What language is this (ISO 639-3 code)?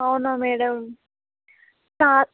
tel